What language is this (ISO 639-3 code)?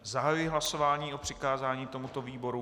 ces